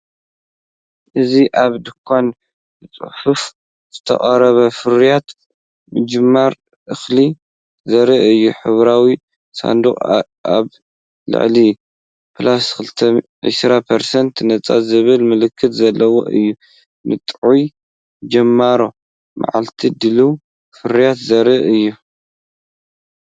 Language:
Tigrinya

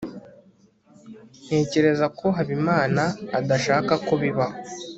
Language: Kinyarwanda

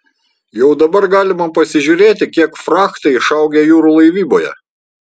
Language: Lithuanian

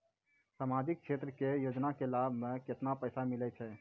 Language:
Maithili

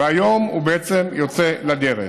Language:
Hebrew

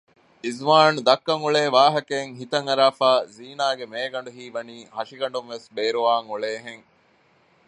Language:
Divehi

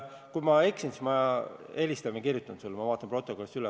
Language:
Estonian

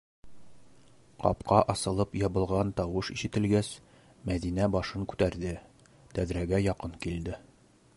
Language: Bashkir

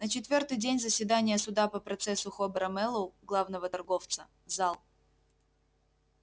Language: Russian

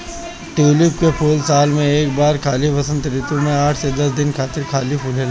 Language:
Bhojpuri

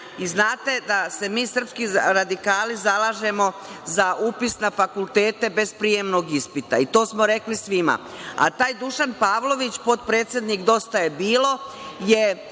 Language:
Serbian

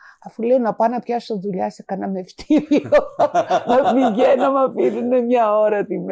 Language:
Greek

